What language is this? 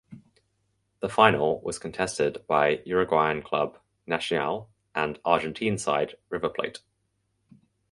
English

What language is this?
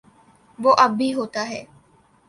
Urdu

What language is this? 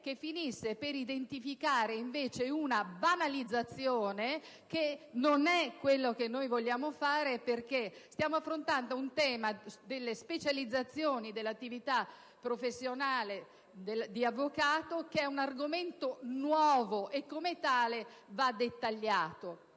Italian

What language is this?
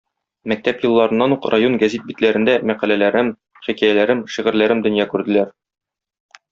Tatar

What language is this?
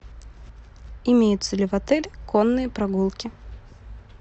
Russian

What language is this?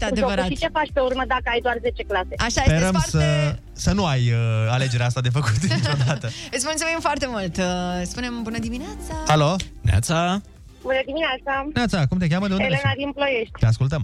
Romanian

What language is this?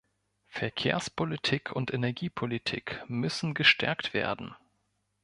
German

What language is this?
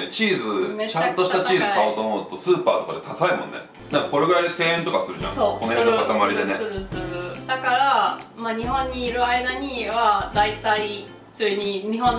Japanese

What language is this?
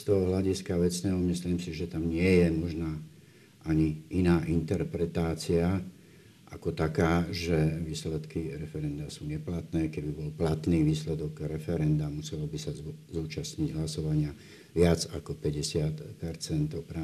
Slovak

